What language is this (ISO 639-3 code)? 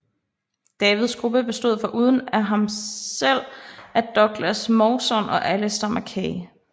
dan